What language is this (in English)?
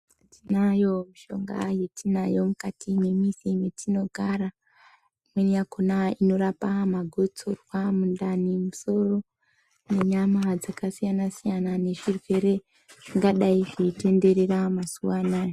Ndau